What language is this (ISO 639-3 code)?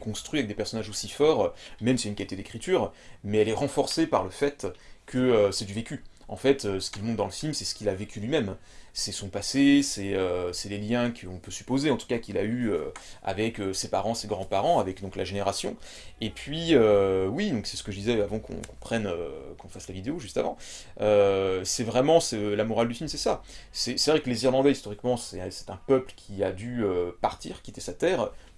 fra